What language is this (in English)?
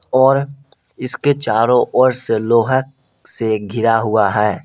Hindi